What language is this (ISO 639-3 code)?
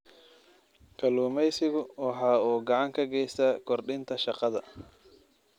som